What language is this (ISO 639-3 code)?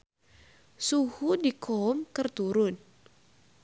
sun